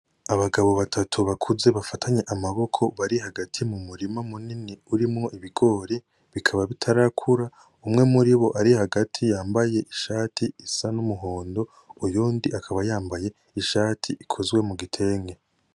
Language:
Rundi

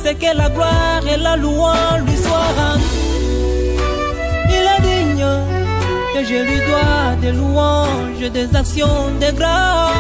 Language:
French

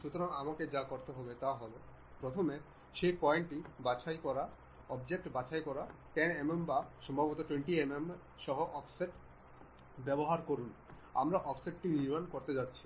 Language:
Bangla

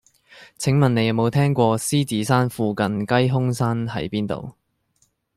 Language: Cantonese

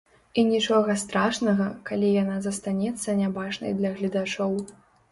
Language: Belarusian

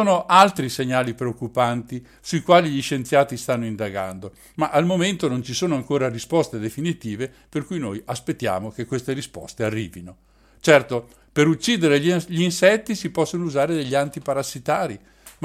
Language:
Italian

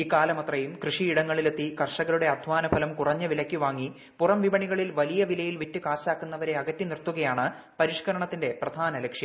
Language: Malayalam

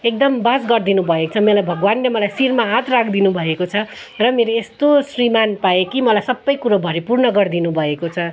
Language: Nepali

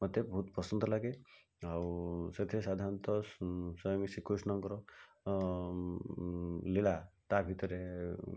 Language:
Odia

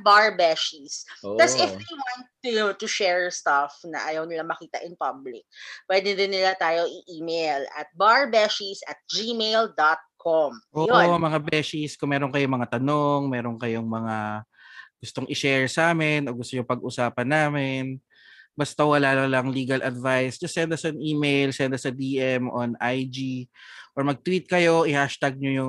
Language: Filipino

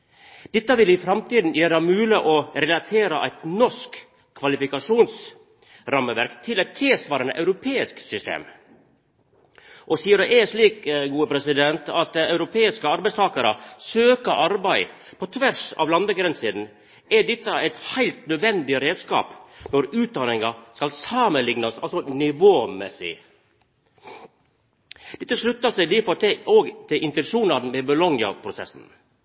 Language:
Norwegian Nynorsk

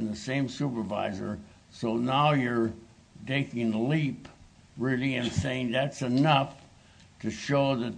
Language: English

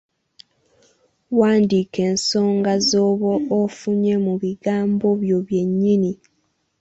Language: Ganda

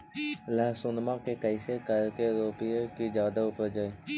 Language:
Magahi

